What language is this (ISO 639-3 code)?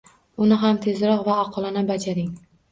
uzb